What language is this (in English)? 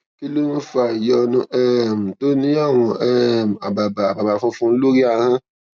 Yoruba